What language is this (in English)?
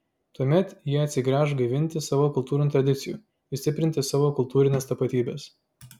Lithuanian